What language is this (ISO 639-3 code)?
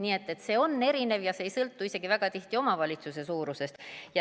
est